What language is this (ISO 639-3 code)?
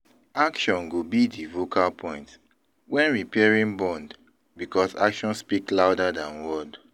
pcm